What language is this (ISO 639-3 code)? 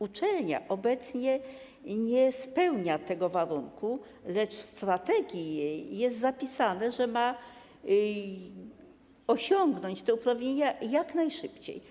pol